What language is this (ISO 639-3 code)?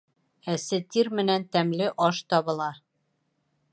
bak